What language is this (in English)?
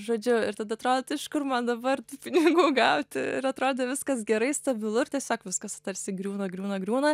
Lithuanian